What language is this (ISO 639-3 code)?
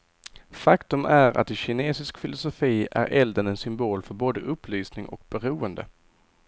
swe